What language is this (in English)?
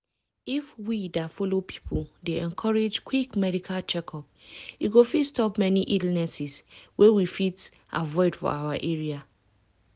Nigerian Pidgin